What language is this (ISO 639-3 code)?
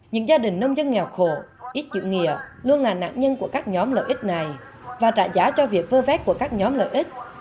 vie